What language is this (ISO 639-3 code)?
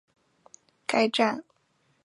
zho